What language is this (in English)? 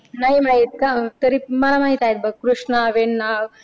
Marathi